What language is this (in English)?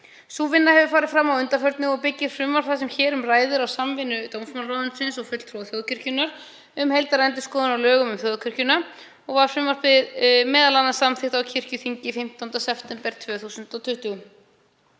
Icelandic